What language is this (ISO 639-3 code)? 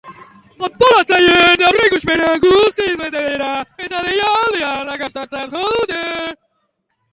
eus